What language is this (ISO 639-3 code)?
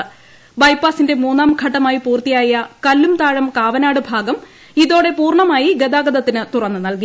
mal